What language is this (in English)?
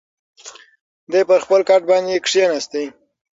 Pashto